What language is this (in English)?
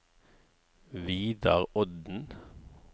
Norwegian